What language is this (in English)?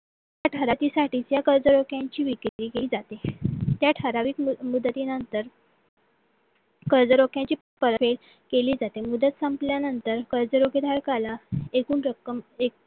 Marathi